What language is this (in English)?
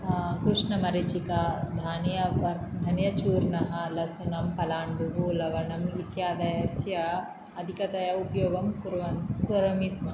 Sanskrit